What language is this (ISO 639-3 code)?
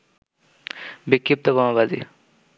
ben